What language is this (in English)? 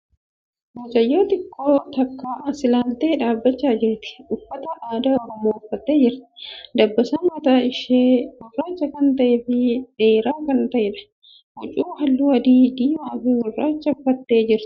Oromo